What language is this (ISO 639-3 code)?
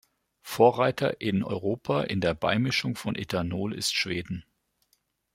deu